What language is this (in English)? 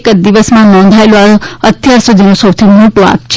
Gujarati